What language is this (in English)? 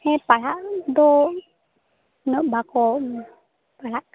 Santali